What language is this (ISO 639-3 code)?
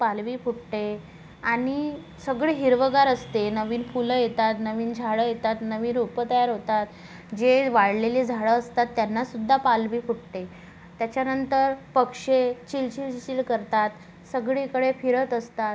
mar